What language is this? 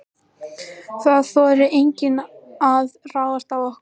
Icelandic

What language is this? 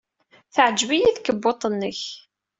Kabyle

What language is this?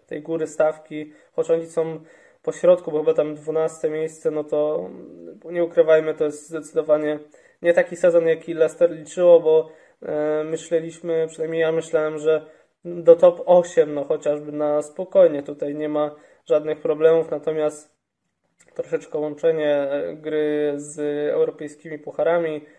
Polish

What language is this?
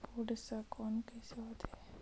Chhattisgarhi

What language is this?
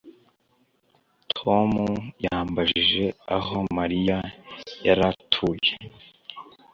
Kinyarwanda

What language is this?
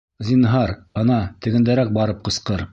Bashkir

